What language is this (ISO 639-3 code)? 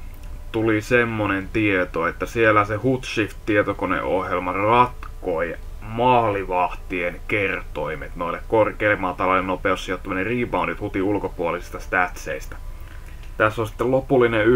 fin